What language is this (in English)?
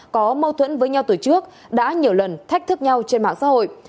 Vietnamese